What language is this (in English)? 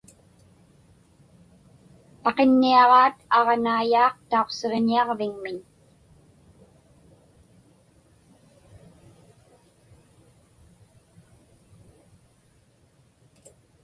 Inupiaq